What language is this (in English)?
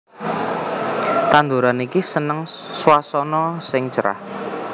Javanese